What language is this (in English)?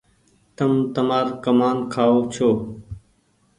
Goaria